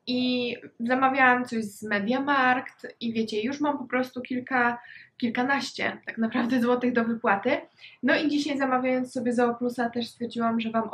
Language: Polish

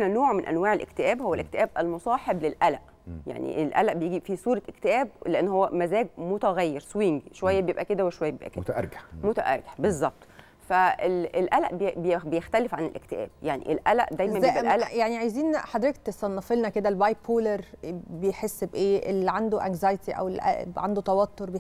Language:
Arabic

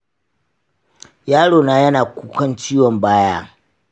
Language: Hausa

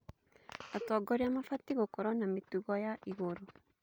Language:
Kikuyu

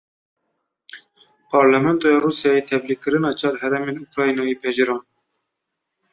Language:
Kurdish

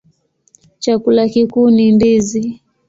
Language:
Swahili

